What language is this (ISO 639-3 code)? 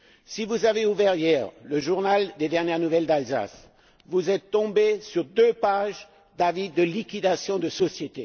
fra